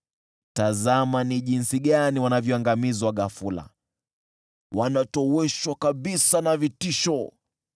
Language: Swahili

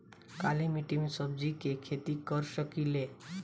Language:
Bhojpuri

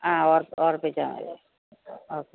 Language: Malayalam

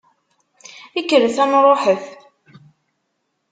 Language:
Kabyle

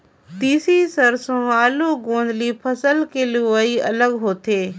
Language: Chhattisgarhi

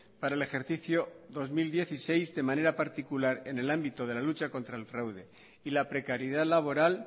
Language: Spanish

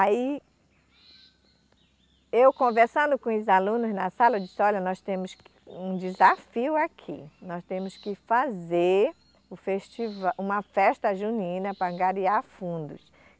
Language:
Portuguese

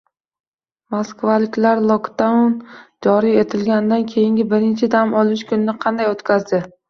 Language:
Uzbek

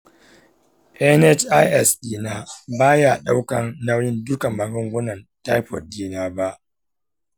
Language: Hausa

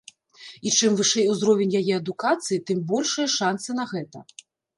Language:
Belarusian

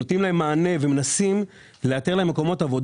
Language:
Hebrew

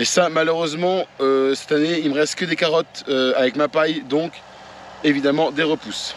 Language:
French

